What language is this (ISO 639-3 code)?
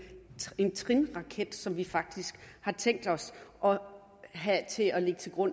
dan